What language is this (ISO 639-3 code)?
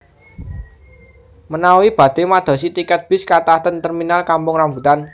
jav